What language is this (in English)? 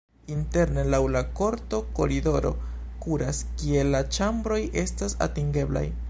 Esperanto